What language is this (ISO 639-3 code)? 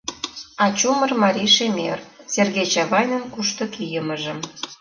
chm